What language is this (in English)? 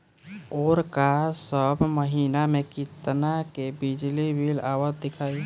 Bhojpuri